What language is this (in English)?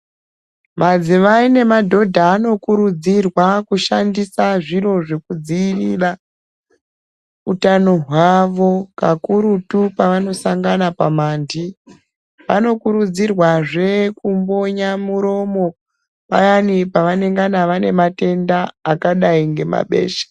Ndau